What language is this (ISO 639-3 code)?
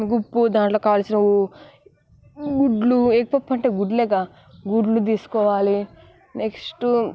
tel